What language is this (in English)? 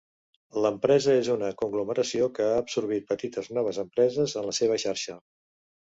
Catalan